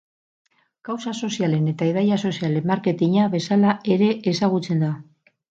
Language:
Basque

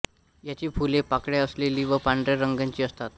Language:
Marathi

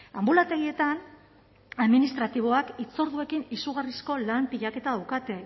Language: Basque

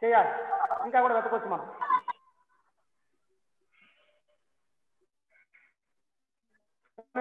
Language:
Telugu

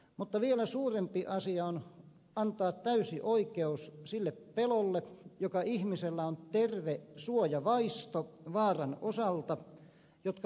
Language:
Finnish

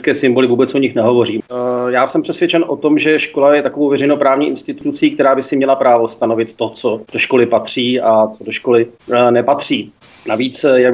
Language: Czech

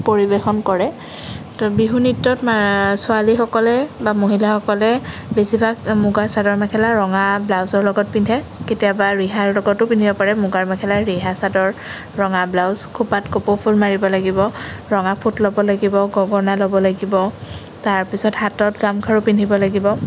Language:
Assamese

